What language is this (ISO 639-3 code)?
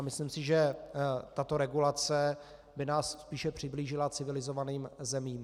ces